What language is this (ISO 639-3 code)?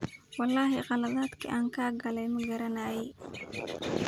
som